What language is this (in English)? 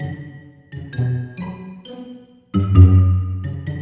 Indonesian